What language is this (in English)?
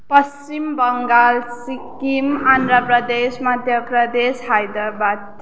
Nepali